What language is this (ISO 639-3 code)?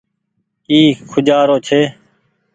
gig